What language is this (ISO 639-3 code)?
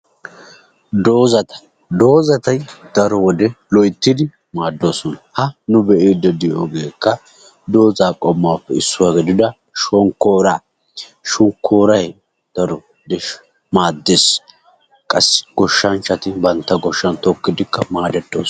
wal